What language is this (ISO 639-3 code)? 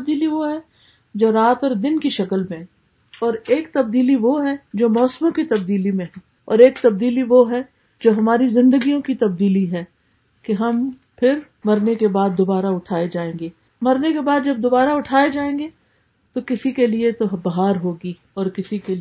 urd